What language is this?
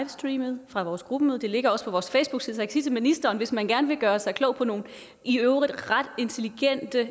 Danish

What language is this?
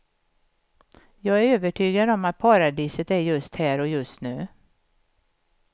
Swedish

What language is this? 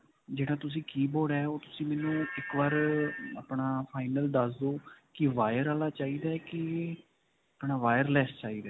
Punjabi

